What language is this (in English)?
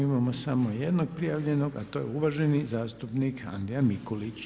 Croatian